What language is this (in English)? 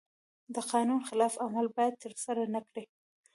Pashto